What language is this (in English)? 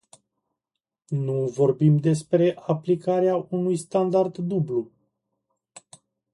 Romanian